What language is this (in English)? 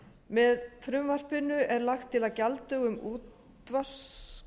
Icelandic